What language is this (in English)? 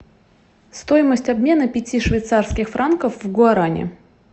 Russian